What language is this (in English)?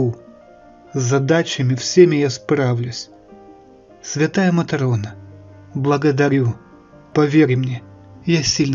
Russian